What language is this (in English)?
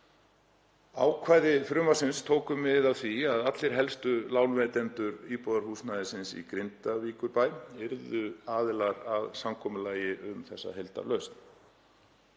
Icelandic